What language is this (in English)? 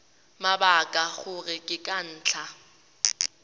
Tswana